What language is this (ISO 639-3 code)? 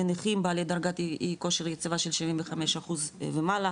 heb